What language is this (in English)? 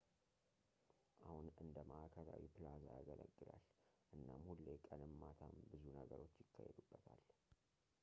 Amharic